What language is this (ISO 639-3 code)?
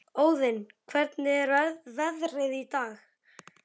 isl